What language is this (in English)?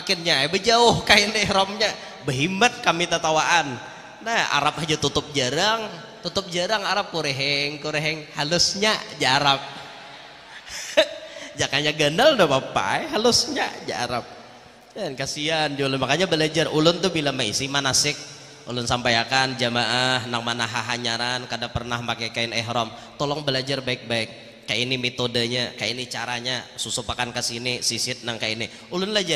Indonesian